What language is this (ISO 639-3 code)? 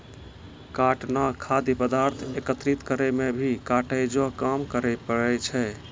mai